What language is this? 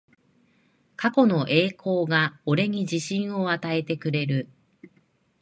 Japanese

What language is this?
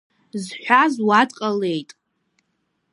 Abkhazian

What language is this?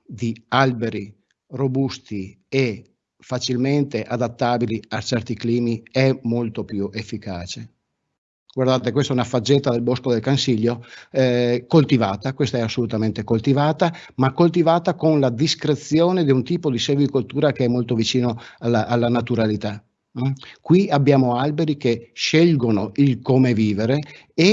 Italian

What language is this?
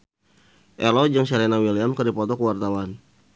Sundanese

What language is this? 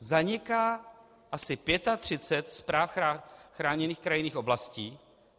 Czech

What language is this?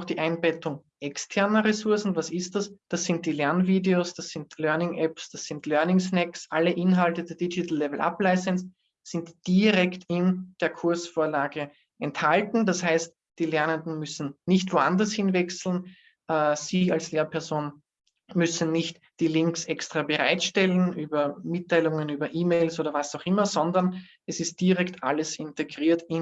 German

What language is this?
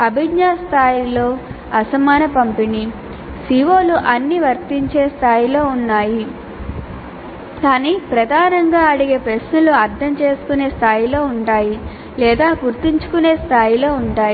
Telugu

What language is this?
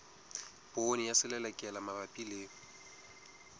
Southern Sotho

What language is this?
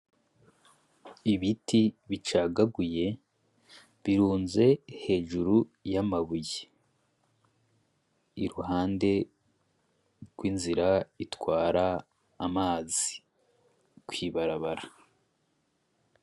Rundi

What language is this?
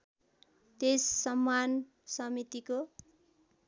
Nepali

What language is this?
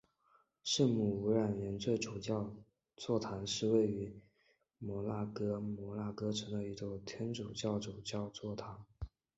Chinese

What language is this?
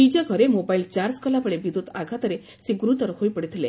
Odia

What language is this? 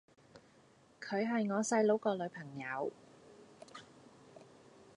Cantonese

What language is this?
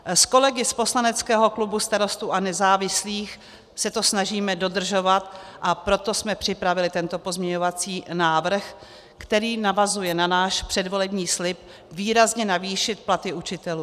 Czech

